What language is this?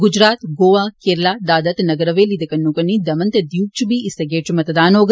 Dogri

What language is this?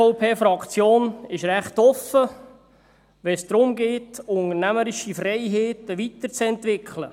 Swiss German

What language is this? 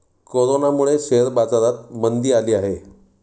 Marathi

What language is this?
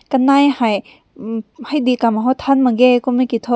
Rongmei Naga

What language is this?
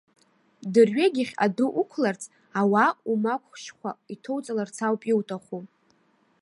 Abkhazian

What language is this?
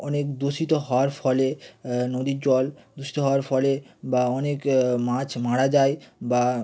Bangla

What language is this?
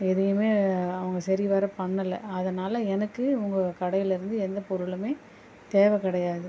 Tamil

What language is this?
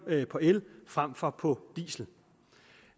Danish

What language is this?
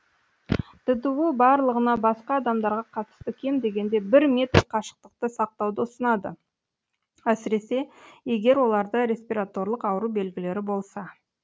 Kazakh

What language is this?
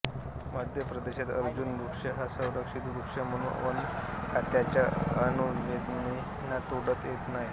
Marathi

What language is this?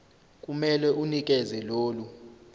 Zulu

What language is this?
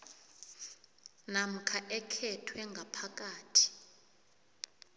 South Ndebele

